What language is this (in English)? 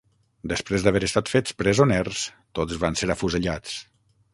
Catalan